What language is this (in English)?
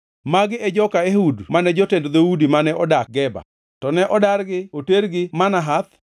Luo (Kenya and Tanzania)